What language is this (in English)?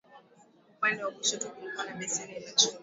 Swahili